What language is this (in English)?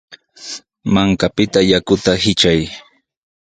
Sihuas Ancash Quechua